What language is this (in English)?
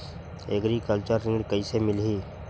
Chhattisgarhi